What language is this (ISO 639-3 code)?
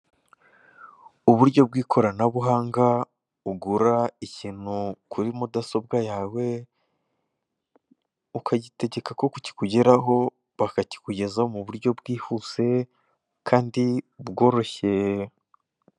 kin